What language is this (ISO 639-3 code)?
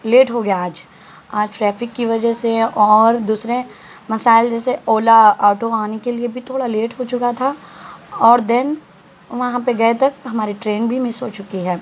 urd